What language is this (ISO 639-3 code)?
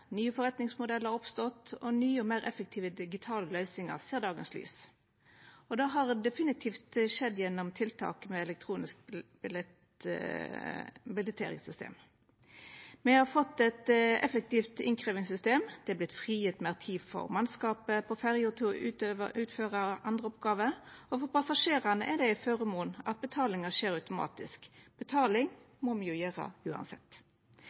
nno